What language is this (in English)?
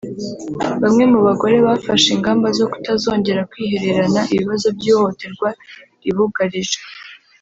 Kinyarwanda